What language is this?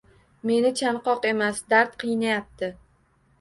Uzbek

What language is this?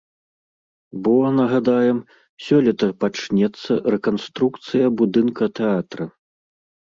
Belarusian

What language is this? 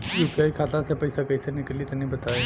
Bhojpuri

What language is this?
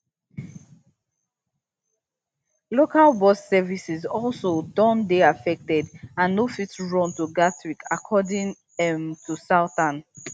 Nigerian Pidgin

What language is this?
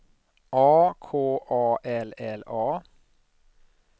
Swedish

